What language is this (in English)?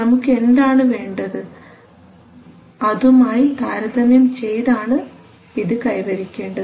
Malayalam